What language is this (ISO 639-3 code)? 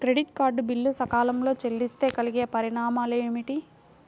tel